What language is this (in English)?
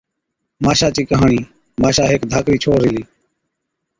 Od